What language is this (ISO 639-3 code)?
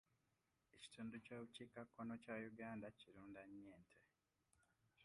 lug